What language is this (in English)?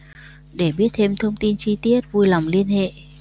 Vietnamese